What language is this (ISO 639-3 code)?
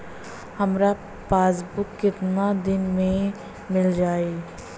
bho